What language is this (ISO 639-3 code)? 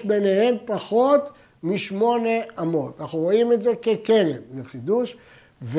heb